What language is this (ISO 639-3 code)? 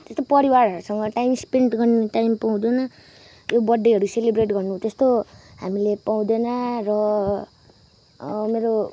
nep